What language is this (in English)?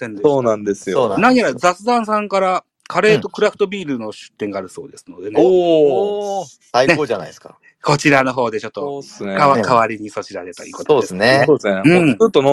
Japanese